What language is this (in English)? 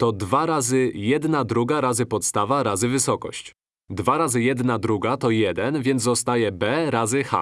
Polish